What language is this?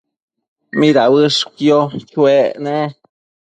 Matsés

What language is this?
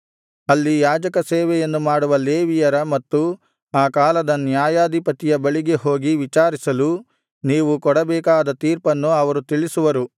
Kannada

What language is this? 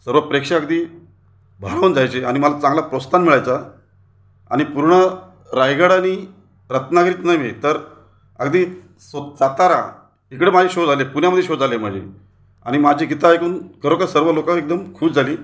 Marathi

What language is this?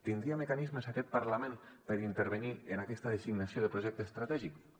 Catalan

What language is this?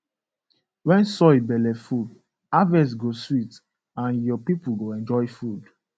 Nigerian Pidgin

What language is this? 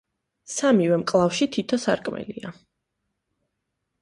Georgian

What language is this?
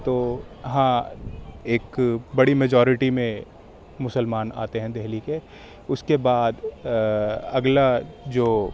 Urdu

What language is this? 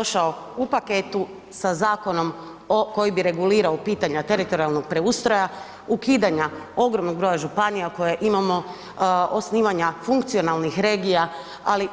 Croatian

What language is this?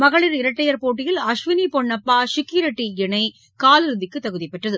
Tamil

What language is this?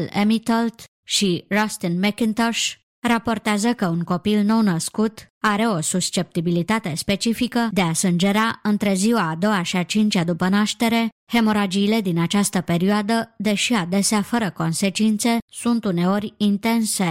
Romanian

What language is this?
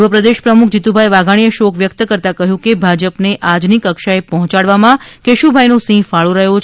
Gujarati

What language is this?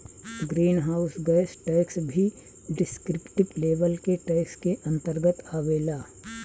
Bhojpuri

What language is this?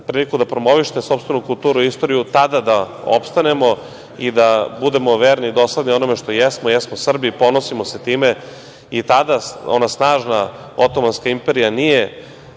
Serbian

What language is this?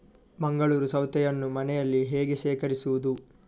Kannada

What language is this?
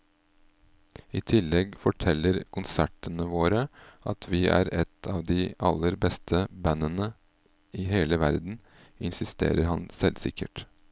Norwegian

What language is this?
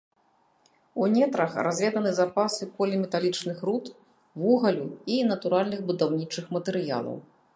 Belarusian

